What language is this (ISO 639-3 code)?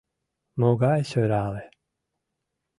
chm